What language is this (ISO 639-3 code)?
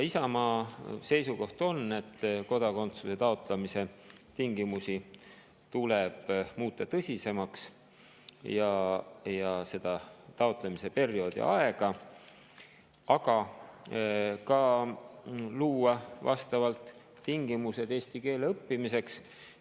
est